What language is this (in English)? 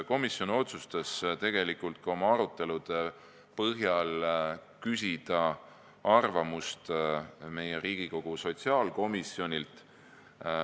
Estonian